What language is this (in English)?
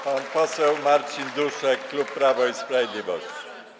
Polish